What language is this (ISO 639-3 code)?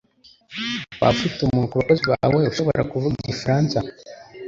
kin